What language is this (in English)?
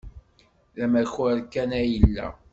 Kabyle